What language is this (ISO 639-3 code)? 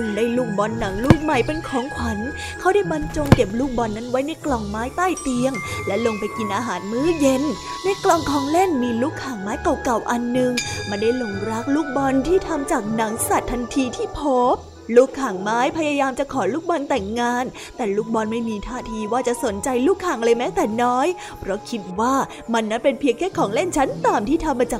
tha